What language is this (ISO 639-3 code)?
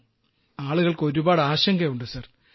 mal